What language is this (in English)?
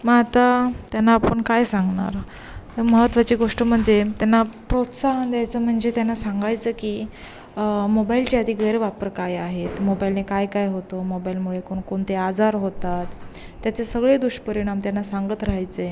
Marathi